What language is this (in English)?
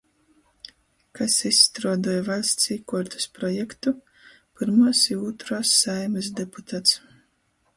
Latgalian